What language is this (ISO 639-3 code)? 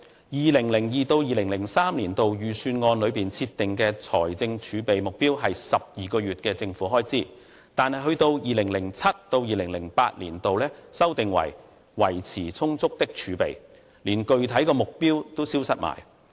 yue